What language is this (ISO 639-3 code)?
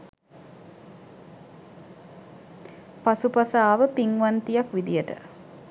sin